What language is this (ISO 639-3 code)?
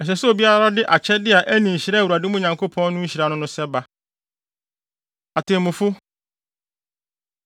aka